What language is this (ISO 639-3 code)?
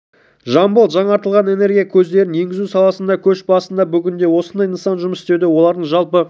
kaz